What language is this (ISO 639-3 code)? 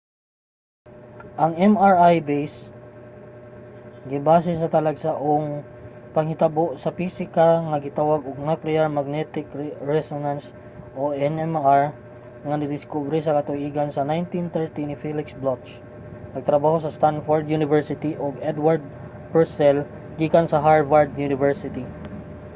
ceb